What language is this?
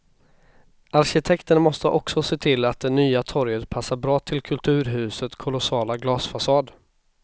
Swedish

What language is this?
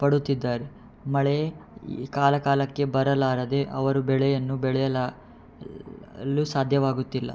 Kannada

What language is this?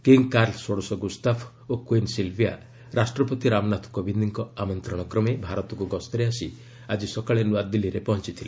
Odia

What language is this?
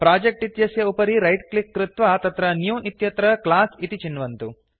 Sanskrit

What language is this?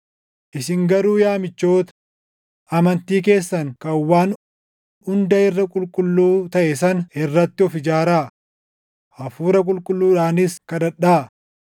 Oromo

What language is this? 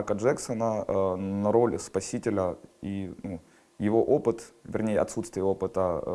Russian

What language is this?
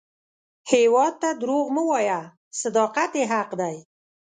Pashto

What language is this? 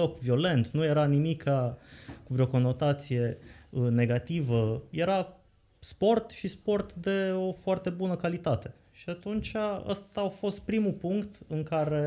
Romanian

